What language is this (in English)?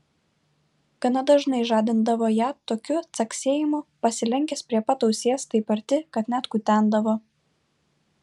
Lithuanian